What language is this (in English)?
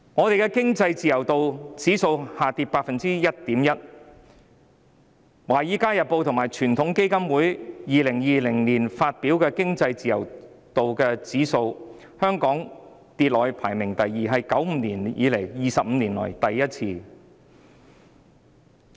Cantonese